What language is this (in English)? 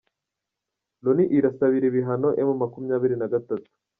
Kinyarwanda